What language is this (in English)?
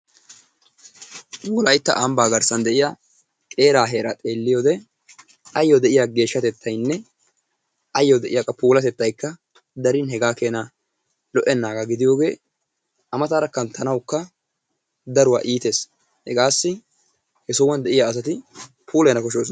Wolaytta